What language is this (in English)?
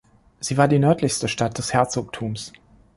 German